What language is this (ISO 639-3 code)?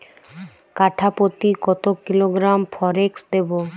ben